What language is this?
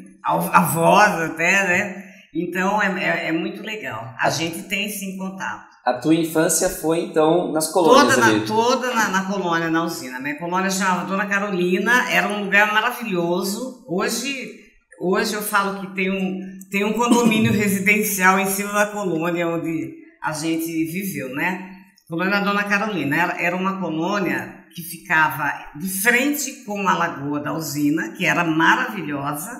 Portuguese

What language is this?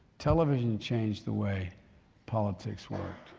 English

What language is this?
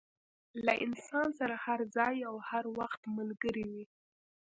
Pashto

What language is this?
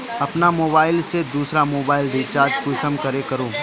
Magahi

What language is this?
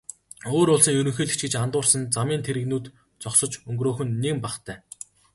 Mongolian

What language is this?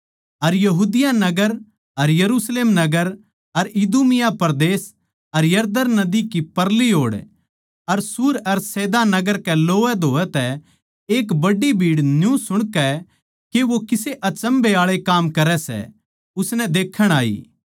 Haryanvi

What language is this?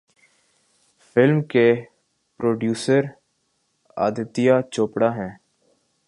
Urdu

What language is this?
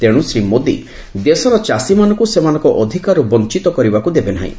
Odia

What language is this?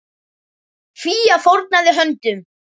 Icelandic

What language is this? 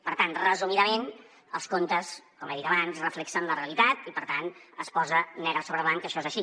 Catalan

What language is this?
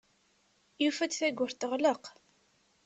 Kabyle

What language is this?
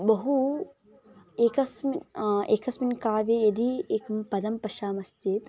Sanskrit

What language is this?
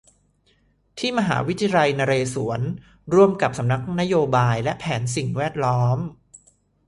Thai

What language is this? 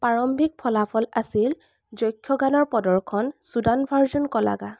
Assamese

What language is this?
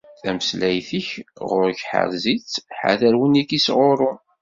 Kabyle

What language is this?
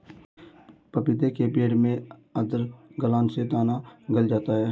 Hindi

